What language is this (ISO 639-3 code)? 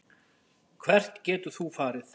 isl